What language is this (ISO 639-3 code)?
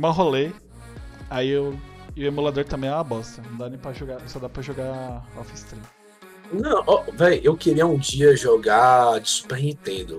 por